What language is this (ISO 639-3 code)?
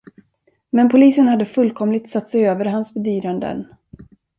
swe